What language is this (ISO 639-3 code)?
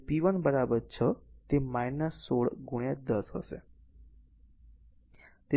guj